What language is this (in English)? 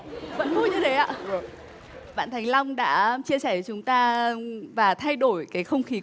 Vietnamese